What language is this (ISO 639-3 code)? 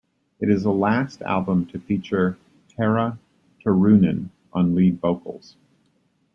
eng